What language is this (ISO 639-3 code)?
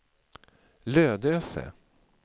swe